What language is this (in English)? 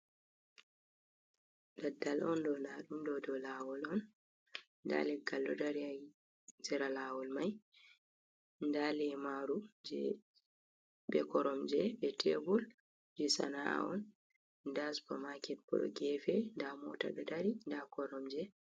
Fula